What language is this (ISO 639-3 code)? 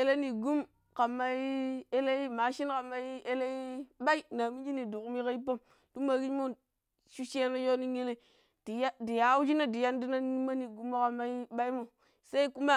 pip